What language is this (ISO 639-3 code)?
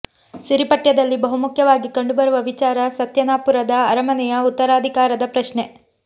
kan